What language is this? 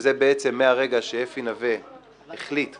Hebrew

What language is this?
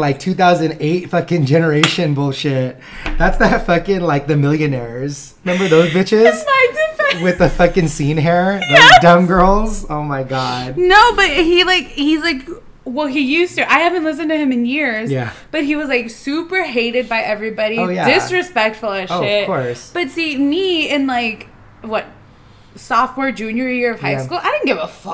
English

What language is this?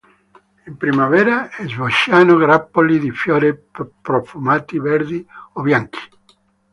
Italian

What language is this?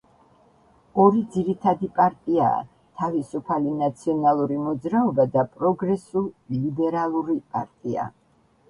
Georgian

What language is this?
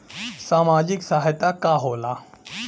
Bhojpuri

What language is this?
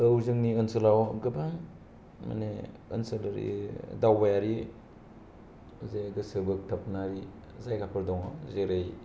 Bodo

